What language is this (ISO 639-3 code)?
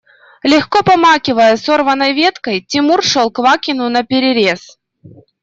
rus